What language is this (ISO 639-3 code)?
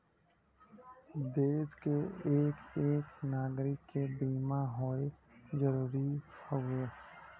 bho